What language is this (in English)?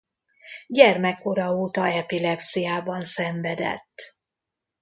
Hungarian